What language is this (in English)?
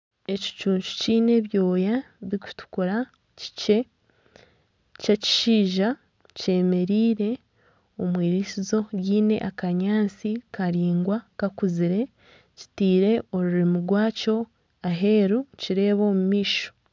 Nyankole